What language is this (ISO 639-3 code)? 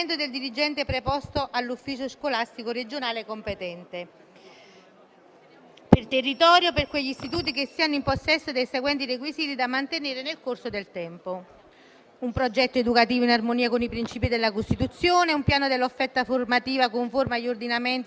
ita